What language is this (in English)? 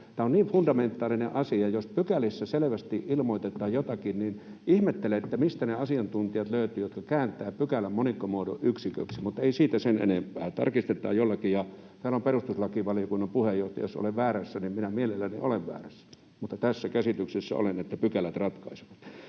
Finnish